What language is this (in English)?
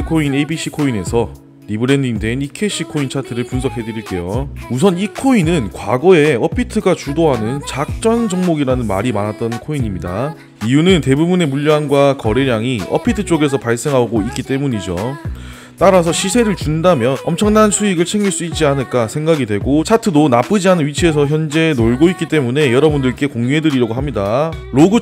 Korean